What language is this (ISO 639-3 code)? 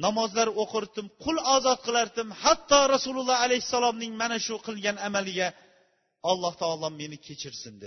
bul